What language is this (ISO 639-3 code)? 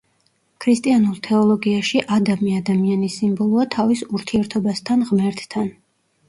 kat